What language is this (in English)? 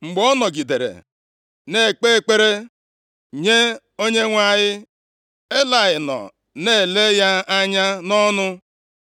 Igbo